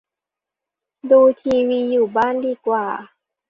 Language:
Thai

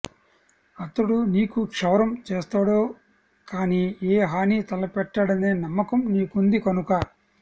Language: Telugu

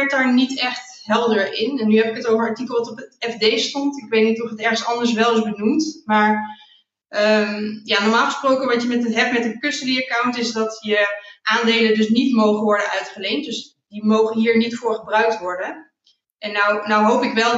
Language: Dutch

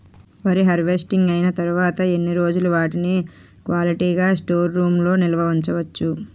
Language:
Telugu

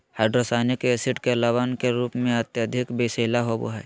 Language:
Magahi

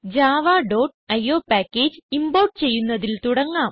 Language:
Malayalam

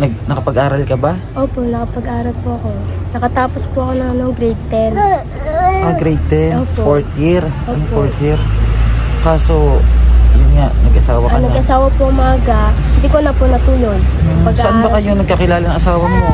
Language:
Filipino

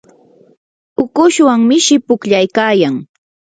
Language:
Yanahuanca Pasco Quechua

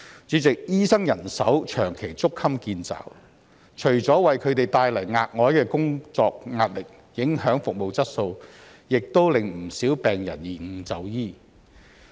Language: Cantonese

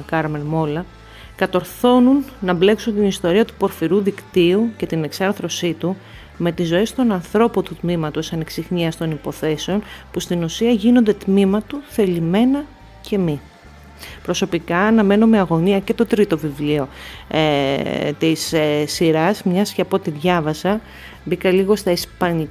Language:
Greek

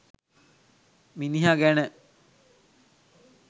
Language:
Sinhala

